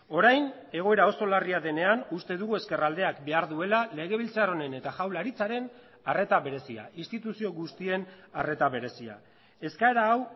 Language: Basque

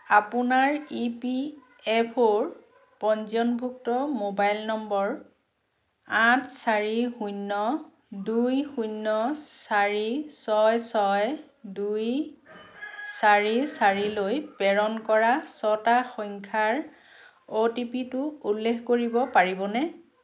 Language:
Assamese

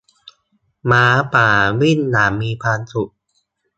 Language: Thai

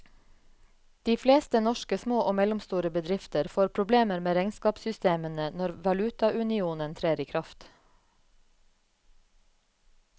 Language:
Norwegian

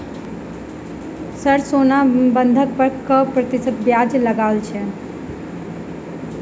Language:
Maithili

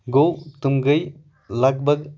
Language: Kashmiri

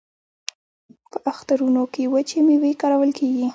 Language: Pashto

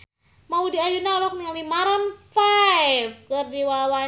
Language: Sundanese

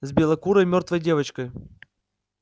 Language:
Russian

